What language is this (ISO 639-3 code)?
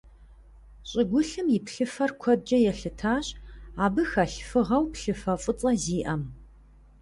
kbd